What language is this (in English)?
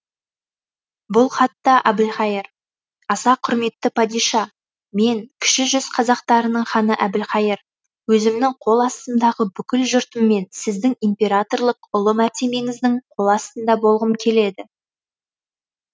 Kazakh